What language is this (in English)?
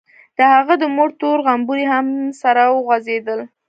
Pashto